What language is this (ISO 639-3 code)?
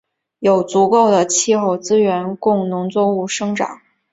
zho